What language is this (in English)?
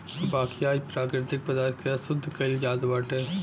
Bhojpuri